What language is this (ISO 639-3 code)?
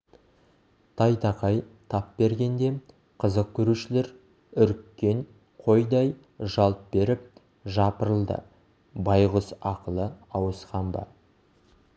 kaz